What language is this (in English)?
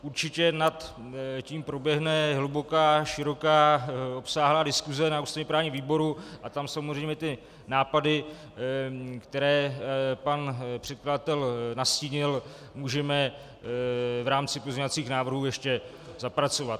Czech